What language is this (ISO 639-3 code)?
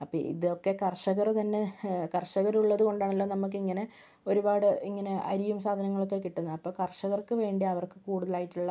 mal